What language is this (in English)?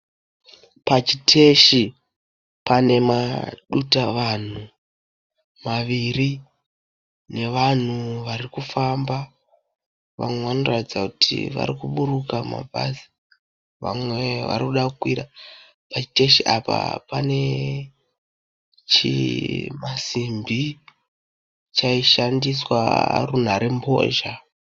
Shona